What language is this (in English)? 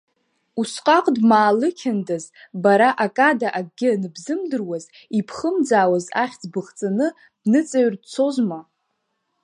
Abkhazian